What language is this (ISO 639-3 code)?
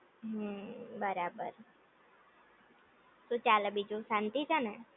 guj